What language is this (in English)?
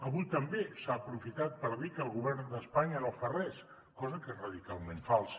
Catalan